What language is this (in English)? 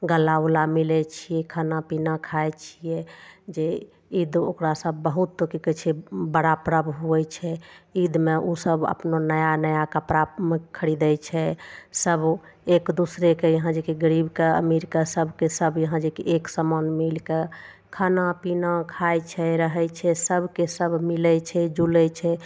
Maithili